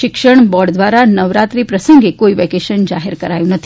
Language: Gujarati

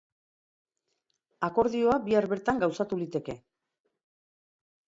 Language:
Basque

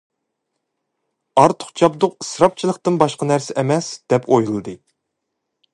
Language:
Uyghur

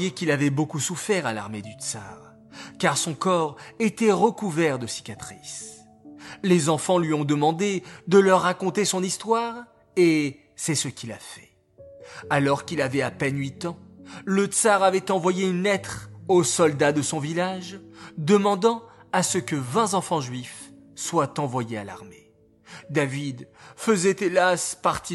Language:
French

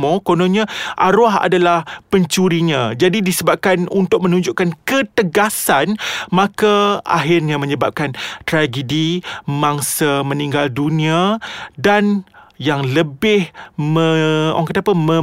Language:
Malay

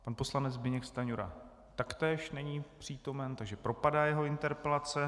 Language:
Czech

